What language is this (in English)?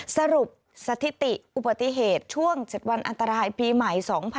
Thai